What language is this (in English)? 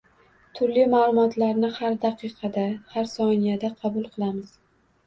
Uzbek